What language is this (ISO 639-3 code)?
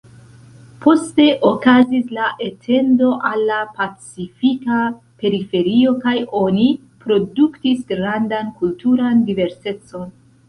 epo